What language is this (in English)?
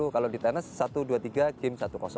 Indonesian